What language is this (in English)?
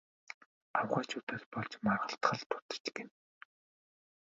Mongolian